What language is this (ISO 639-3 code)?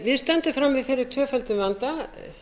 isl